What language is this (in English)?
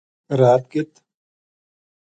Gujari